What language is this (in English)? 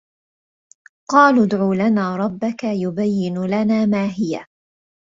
Arabic